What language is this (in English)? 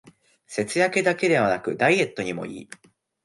Japanese